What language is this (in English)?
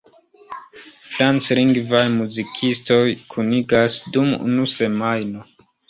Esperanto